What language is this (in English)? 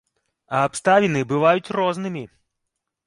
Belarusian